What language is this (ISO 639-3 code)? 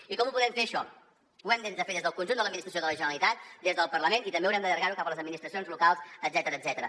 cat